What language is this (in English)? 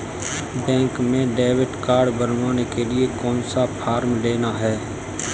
Hindi